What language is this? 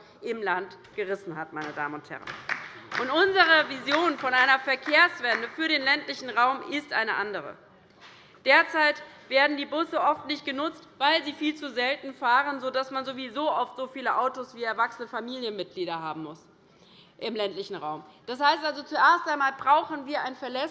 German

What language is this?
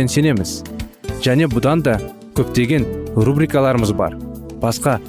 Turkish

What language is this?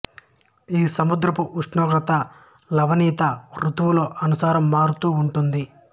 Telugu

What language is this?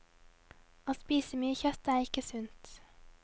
Norwegian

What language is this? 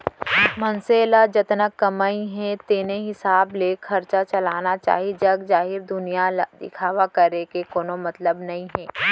Chhattisgarhi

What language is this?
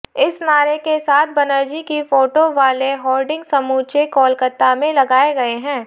Hindi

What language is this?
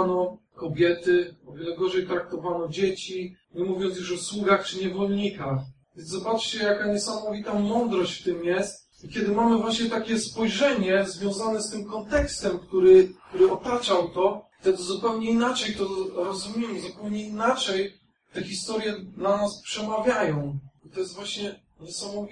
Polish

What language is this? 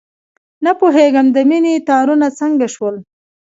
Pashto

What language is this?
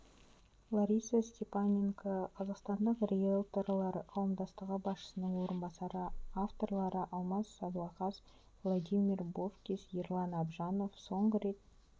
Kazakh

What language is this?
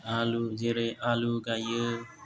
Bodo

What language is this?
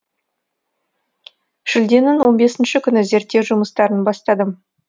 Kazakh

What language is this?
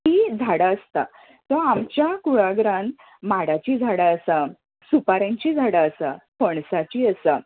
Konkani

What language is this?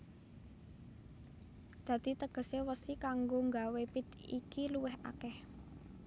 Javanese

